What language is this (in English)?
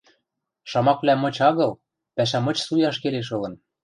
Western Mari